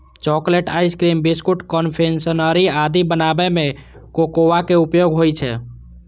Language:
Maithili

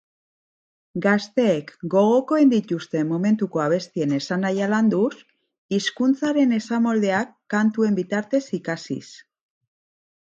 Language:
Basque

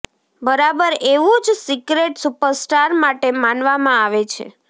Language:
Gujarati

